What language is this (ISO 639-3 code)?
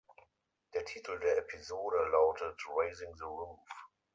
deu